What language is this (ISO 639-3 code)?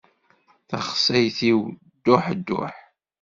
kab